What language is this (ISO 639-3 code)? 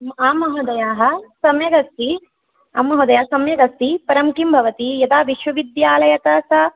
san